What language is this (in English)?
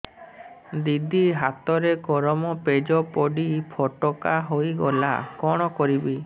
Odia